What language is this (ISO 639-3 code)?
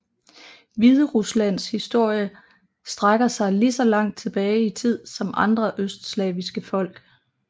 dan